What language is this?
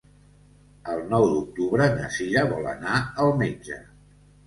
Catalan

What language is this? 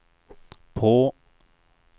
Swedish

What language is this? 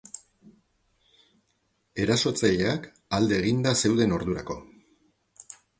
Basque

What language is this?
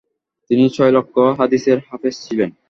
Bangla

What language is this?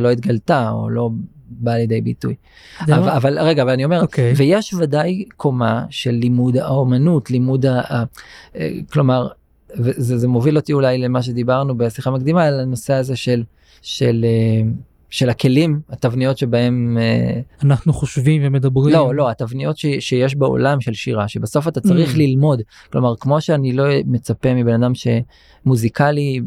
Hebrew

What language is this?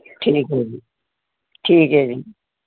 Punjabi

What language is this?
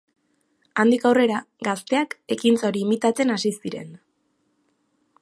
Basque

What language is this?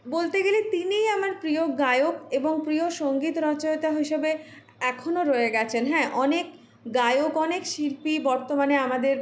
Bangla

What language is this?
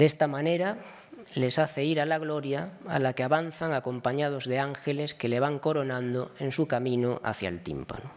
Spanish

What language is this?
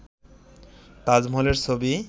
Bangla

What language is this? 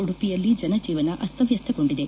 Kannada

